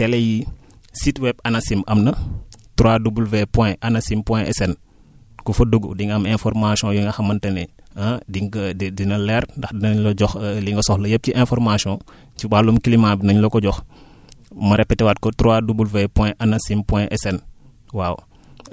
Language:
Wolof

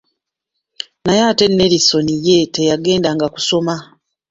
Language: Ganda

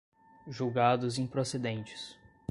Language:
Portuguese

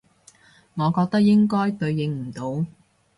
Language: Cantonese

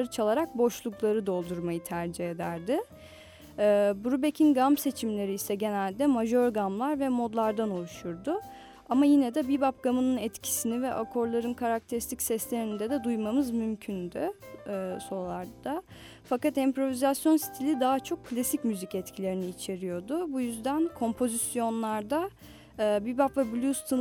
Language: Turkish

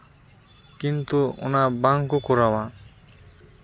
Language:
Santali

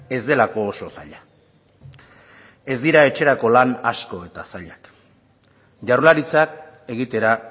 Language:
Basque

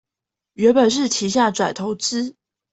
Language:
Chinese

